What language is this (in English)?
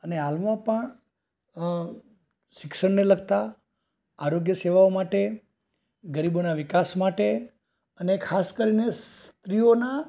Gujarati